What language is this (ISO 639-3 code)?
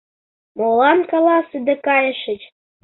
chm